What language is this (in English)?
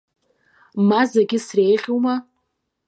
Abkhazian